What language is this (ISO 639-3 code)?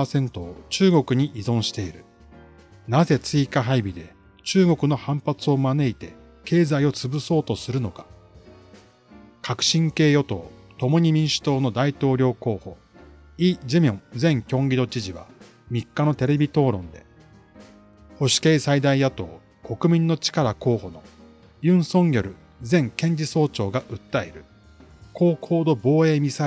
jpn